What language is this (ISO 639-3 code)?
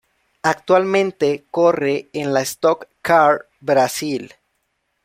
spa